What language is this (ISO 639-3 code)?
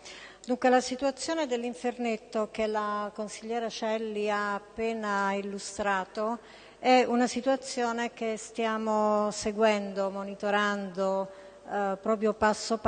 ita